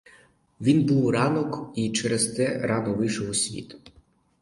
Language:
Ukrainian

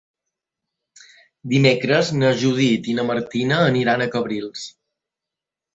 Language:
Catalan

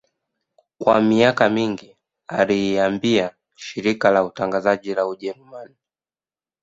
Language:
Swahili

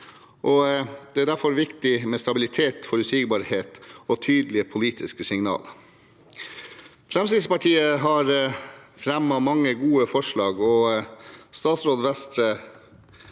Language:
Norwegian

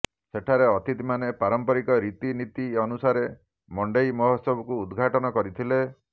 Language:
Odia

